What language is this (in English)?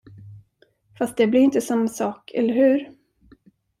Swedish